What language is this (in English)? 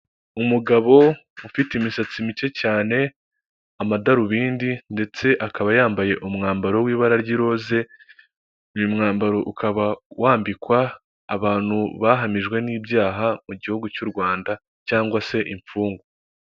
Kinyarwanda